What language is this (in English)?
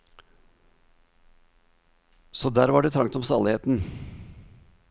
Norwegian